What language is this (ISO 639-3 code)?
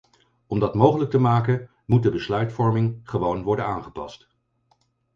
nld